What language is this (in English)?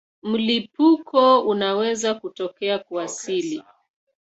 Swahili